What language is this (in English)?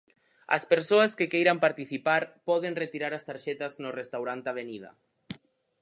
Galician